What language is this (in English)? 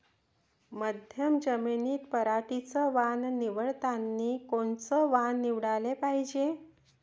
Marathi